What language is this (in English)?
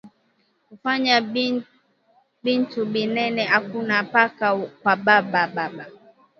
Swahili